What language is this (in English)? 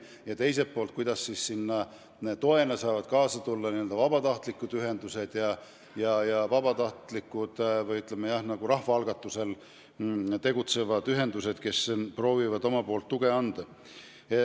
Estonian